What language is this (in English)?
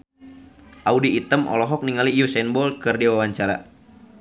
Sundanese